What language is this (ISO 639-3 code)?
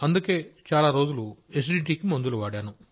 tel